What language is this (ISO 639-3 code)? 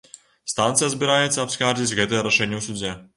bel